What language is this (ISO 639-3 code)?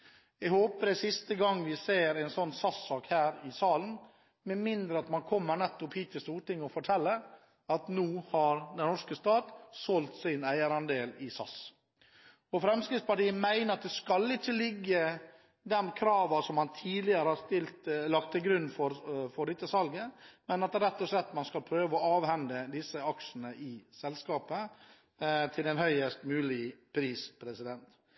nob